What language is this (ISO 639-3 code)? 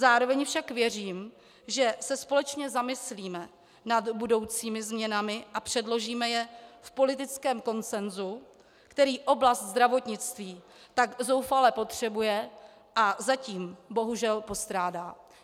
ces